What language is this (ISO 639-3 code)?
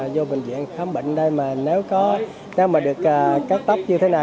vie